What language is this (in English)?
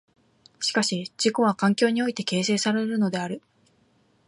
Japanese